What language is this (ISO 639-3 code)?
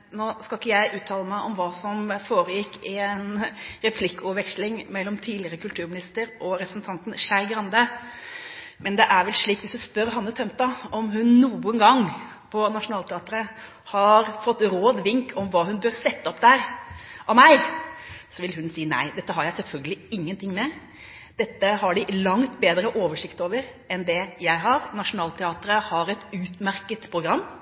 nob